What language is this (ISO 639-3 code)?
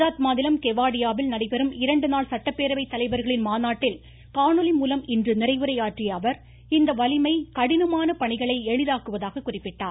tam